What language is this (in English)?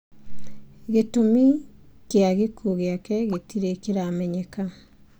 Kikuyu